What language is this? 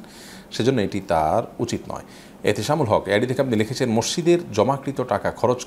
Turkish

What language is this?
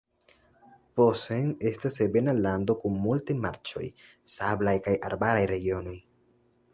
Esperanto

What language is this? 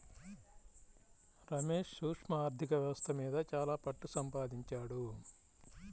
Telugu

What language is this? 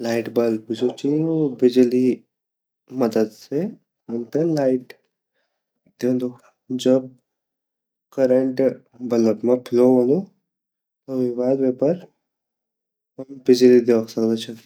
Garhwali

